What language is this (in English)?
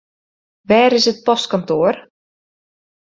Western Frisian